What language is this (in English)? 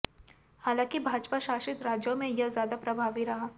Hindi